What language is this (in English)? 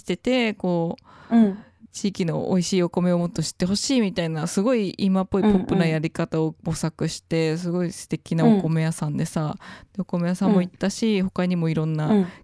Japanese